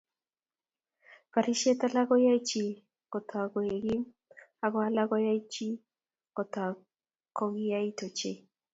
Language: Kalenjin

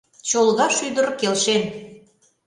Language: Mari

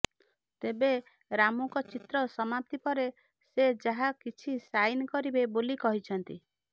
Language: Odia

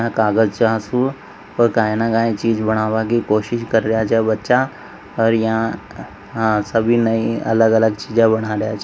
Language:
Marwari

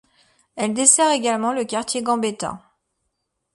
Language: French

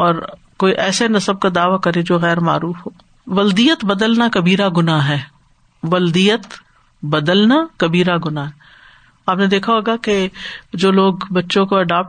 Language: Urdu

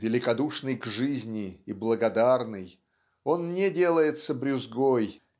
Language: Russian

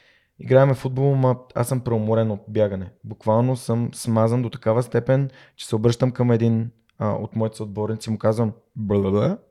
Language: Bulgarian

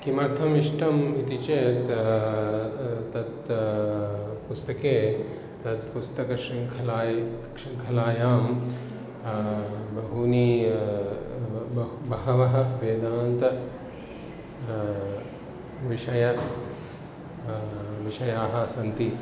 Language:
Sanskrit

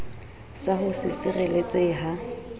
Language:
Southern Sotho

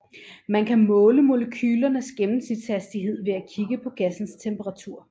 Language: Danish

